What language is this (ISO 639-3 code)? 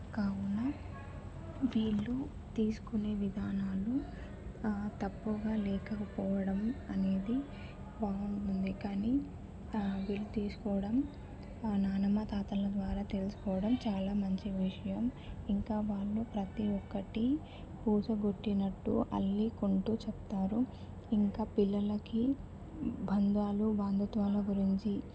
tel